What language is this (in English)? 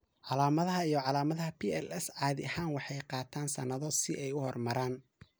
Somali